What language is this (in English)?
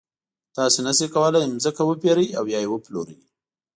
Pashto